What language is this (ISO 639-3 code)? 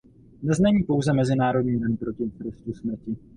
ces